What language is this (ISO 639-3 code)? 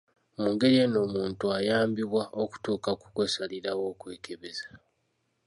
lug